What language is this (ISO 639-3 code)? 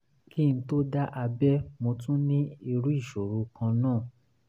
yor